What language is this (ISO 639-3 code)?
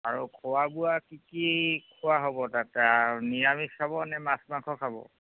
asm